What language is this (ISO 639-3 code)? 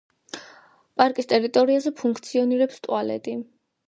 kat